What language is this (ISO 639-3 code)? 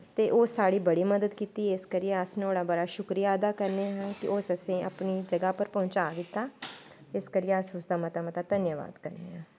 doi